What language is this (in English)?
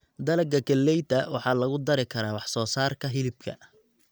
Somali